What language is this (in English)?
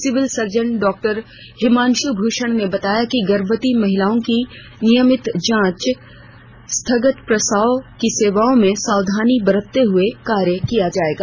Hindi